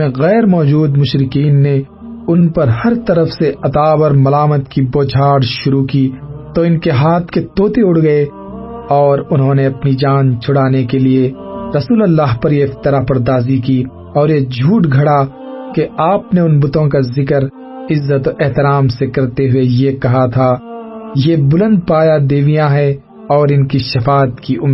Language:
Urdu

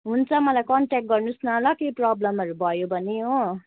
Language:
Nepali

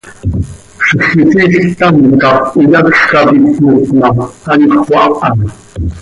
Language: Seri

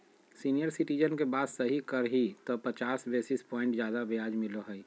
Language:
Magahi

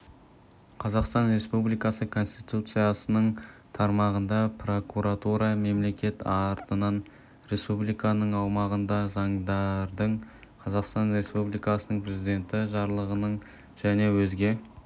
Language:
Kazakh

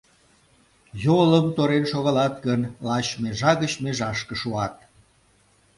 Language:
Mari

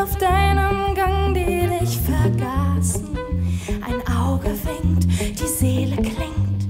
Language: Dutch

